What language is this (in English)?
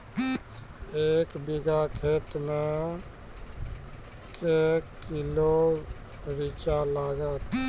Maithili